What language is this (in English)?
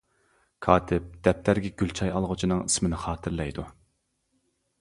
Uyghur